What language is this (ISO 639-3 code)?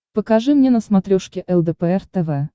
rus